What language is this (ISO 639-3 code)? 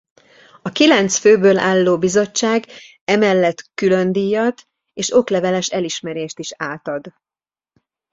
hun